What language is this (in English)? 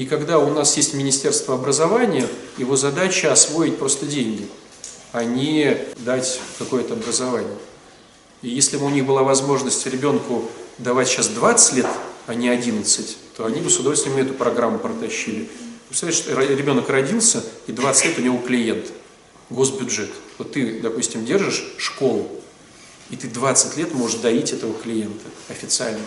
Russian